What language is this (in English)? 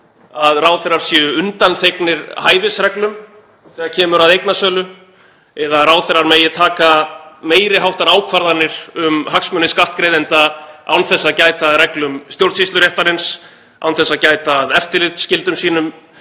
Icelandic